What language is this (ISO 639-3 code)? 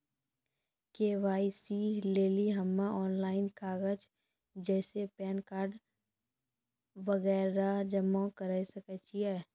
mai